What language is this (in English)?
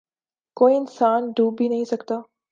Urdu